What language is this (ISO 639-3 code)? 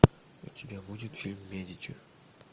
rus